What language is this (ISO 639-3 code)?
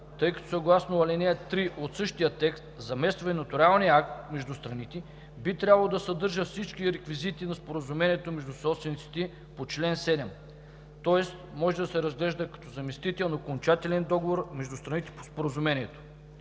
bul